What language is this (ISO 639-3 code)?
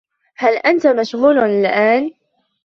ara